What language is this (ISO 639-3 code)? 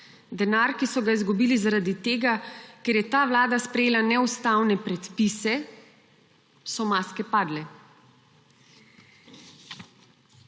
slv